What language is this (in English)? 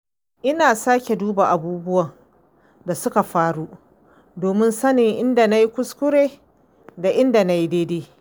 Hausa